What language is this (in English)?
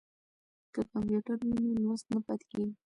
Pashto